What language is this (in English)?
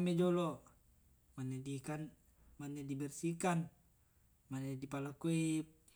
Tae'